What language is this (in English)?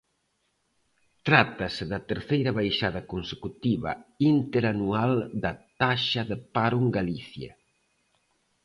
Galician